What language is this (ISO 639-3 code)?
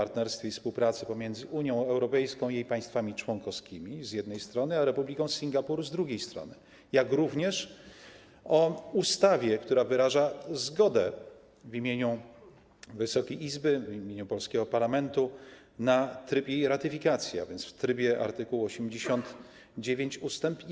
pol